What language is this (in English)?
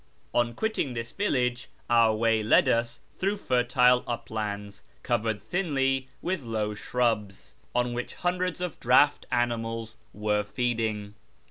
English